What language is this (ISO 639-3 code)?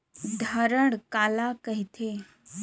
hne